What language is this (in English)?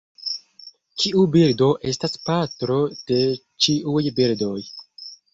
Esperanto